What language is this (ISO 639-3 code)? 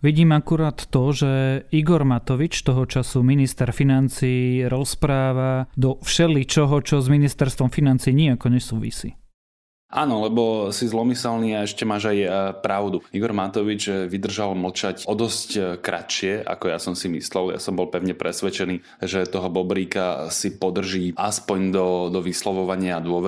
slk